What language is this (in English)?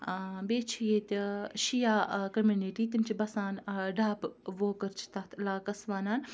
Kashmiri